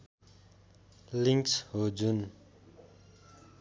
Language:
Nepali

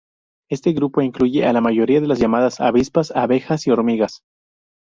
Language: Spanish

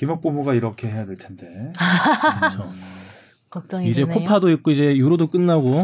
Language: Korean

